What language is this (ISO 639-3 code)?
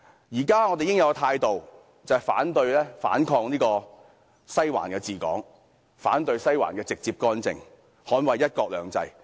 yue